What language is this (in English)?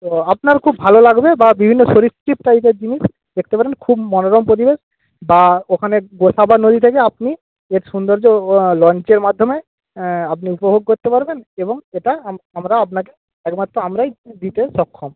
Bangla